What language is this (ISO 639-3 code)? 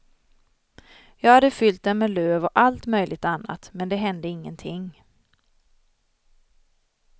swe